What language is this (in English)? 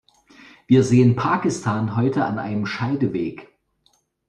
German